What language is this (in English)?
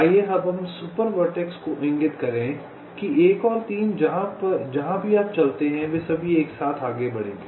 Hindi